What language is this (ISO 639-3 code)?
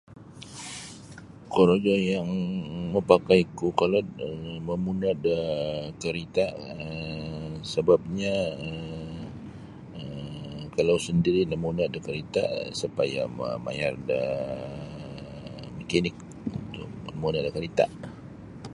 bsy